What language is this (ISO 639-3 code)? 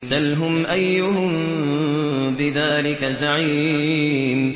ara